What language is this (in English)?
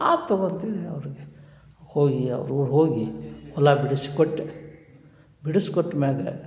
Kannada